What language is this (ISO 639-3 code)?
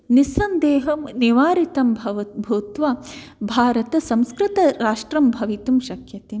san